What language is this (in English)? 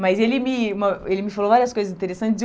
Portuguese